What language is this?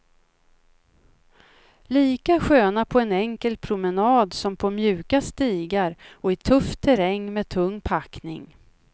Swedish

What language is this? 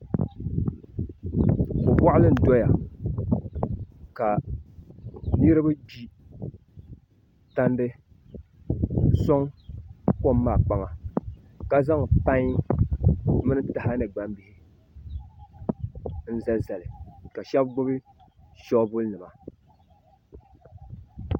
Dagbani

